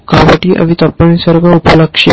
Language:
Telugu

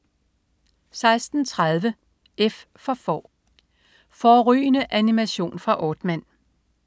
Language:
Danish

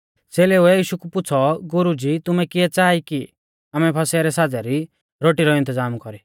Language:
Mahasu Pahari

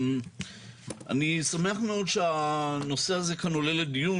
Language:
Hebrew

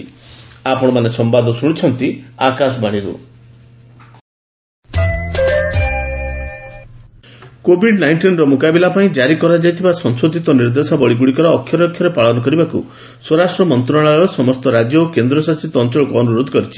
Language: Odia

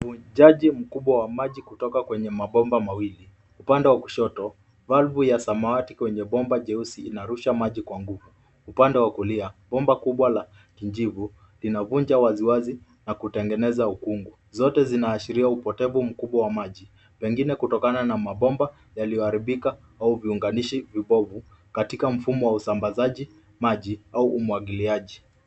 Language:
Swahili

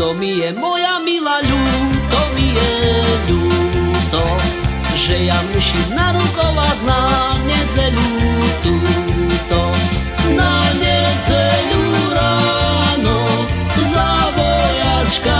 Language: Slovak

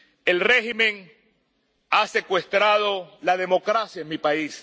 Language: Spanish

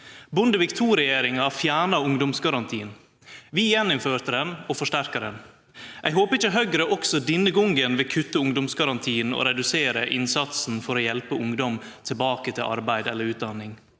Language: Norwegian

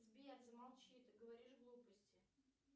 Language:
Russian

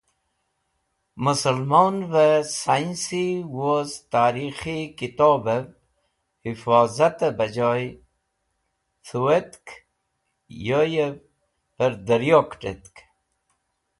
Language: Wakhi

